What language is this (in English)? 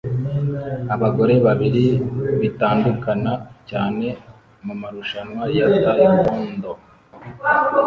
Kinyarwanda